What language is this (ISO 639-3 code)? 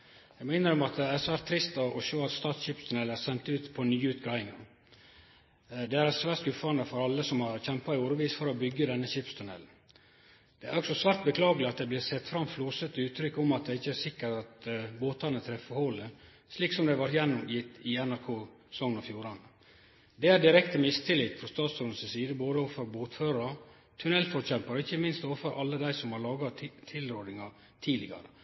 nno